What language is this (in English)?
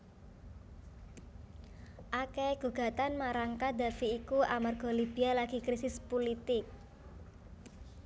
Javanese